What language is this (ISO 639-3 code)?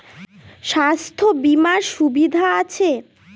ben